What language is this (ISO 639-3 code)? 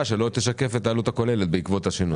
heb